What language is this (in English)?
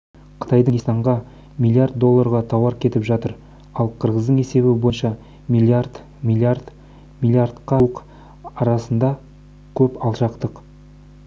Kazakh